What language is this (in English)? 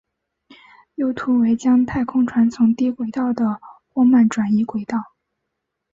Chinese